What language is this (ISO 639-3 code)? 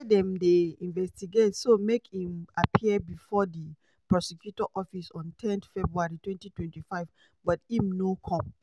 pcm